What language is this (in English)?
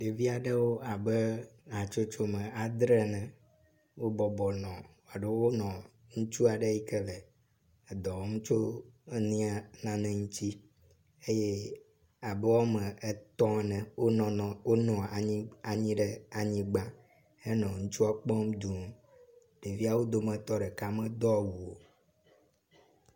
Ewe